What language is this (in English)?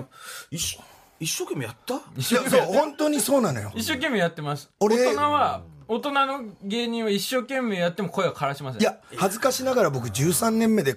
Japanese